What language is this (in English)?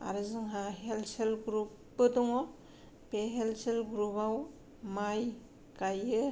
Bodo